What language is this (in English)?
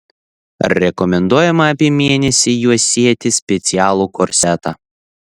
Lithuanian